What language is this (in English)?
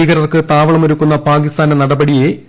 Malayalam